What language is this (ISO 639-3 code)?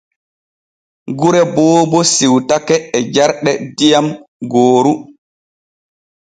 fue